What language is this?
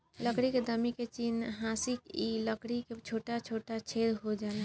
Bhojpuri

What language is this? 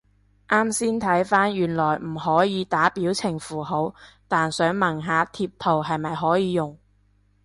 Cantonese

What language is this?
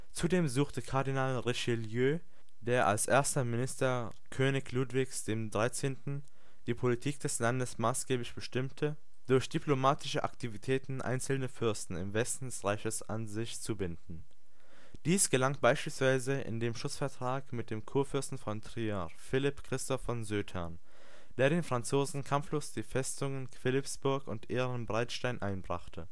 German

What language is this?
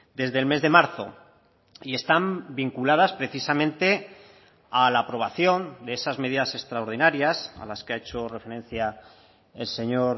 Spanish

